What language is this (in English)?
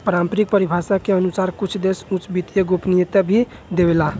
Bhojpuri